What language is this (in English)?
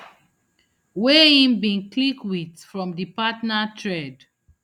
Nigerian Pidgin